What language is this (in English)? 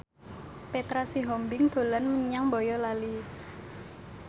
Javanese